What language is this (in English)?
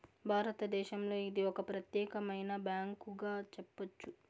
Telugu